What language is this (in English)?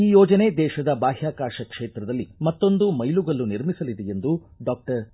Kannada